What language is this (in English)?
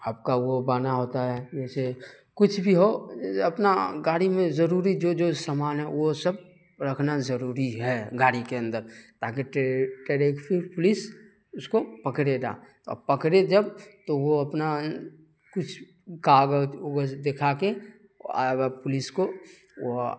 Urdu